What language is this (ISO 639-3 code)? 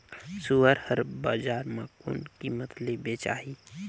hne